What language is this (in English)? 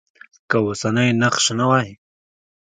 Pashto